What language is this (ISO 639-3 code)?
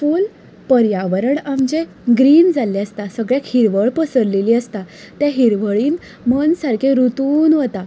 kok